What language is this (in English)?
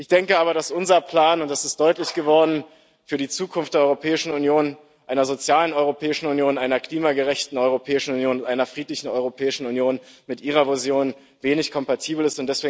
German